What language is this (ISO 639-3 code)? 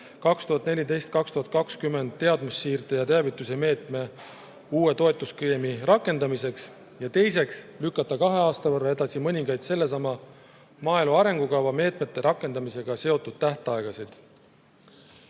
est